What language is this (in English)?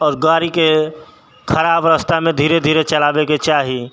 Maithili